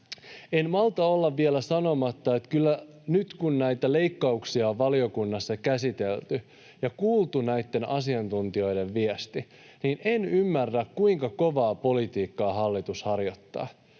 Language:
Finnish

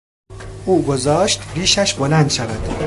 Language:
Persian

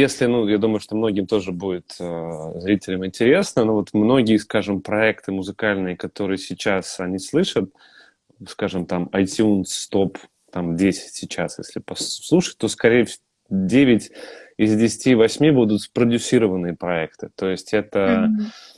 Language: Russian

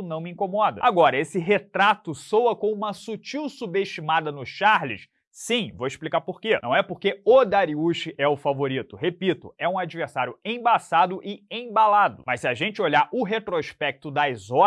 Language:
Portuguese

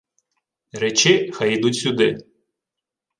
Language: Ukrainian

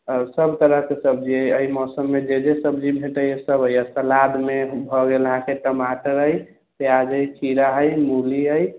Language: Maithili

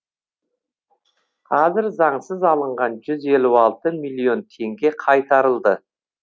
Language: Kazakh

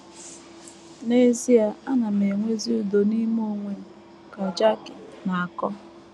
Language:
Igbo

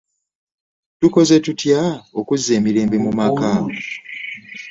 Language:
Ganda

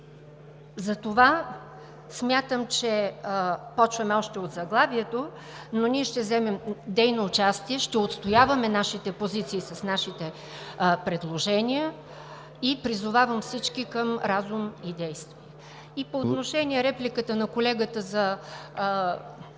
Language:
Bulgarian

